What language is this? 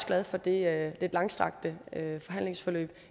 Danish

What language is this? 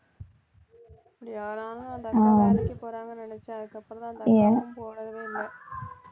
Tamil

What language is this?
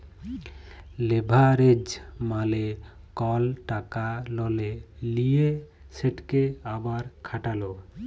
Bangla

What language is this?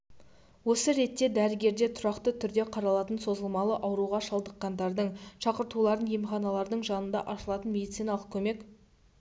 Kazakh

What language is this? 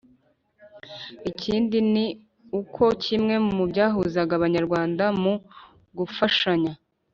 Kinyarwanda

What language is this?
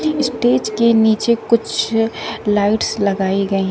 Hindi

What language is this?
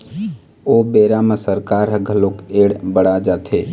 Chhattisgarhi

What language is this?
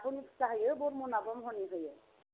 Bodo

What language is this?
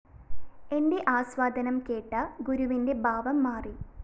Malayalam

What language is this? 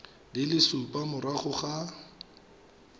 Tswana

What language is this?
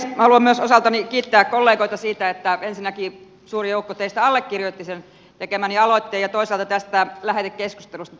Finnish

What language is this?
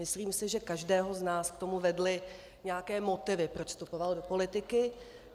Czech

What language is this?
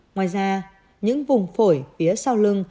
Vietnamese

